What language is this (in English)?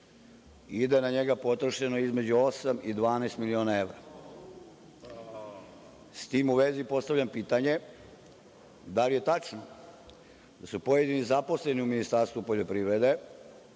Serbian